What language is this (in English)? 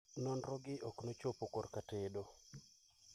Luo (Kenya and Tanzania)